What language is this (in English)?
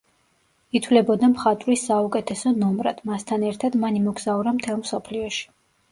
Georgian